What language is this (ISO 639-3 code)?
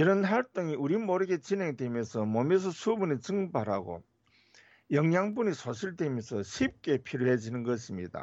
kor